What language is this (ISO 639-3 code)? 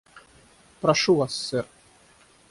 rus